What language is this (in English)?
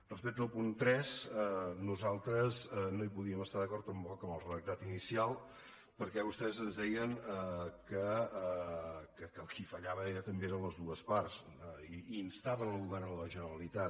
Catalan